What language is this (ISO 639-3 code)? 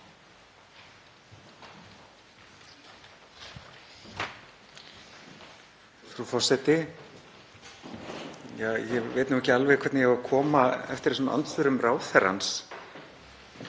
isl